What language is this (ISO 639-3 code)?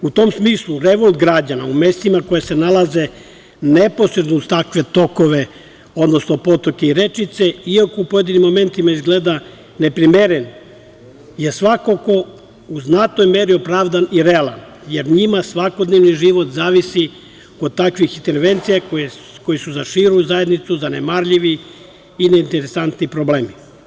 srp